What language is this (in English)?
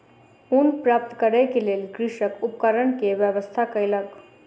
Maithili